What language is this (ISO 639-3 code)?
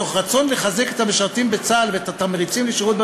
heb